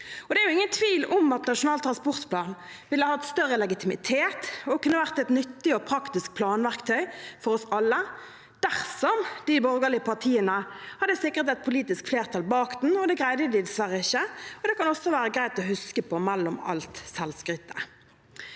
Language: Norwegian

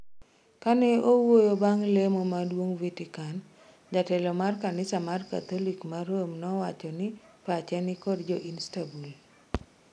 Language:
Luo (Kenya and Tanzania)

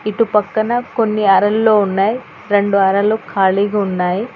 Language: Telugu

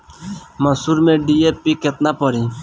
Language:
Bhojpuri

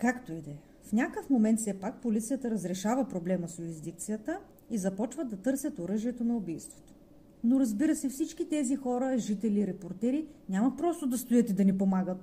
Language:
Bulgarian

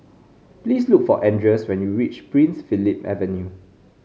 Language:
English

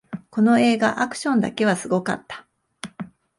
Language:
Japanese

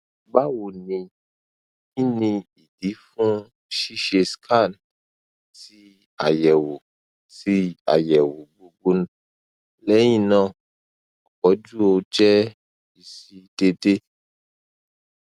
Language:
Yoruba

